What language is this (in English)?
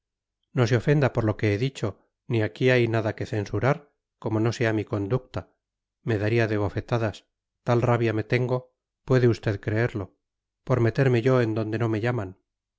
Spanish